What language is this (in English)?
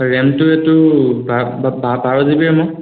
Assamese